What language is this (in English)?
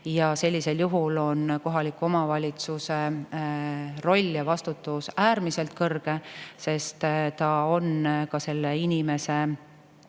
Estonian